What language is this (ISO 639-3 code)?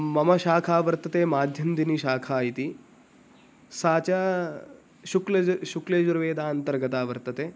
san